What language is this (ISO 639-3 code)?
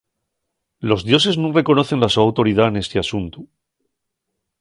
ast